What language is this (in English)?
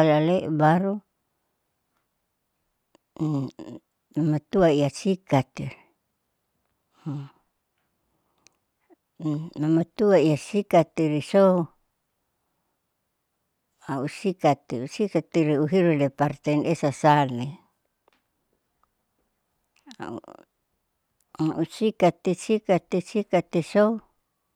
Saleman